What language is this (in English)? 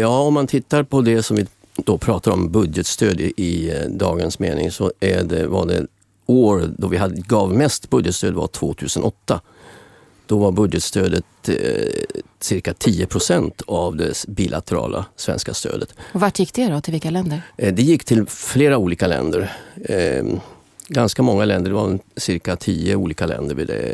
Swedish